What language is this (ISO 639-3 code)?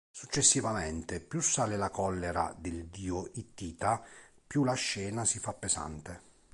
ita